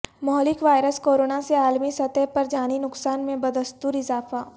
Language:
Urdu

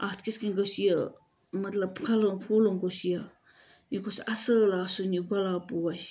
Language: Kashmiri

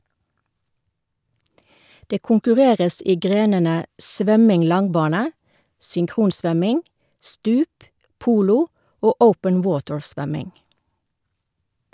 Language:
Norwegian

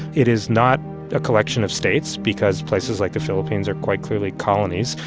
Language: English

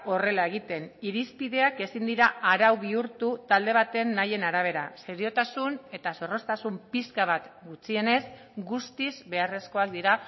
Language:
Basque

